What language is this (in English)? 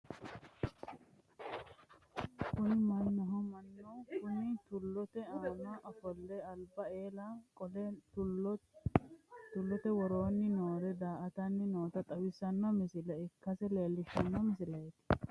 Sidamo